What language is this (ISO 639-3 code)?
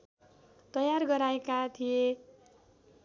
nep